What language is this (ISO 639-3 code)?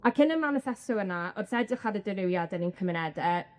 cym